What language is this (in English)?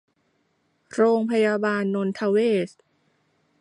Thai